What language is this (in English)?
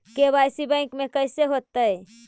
Magahi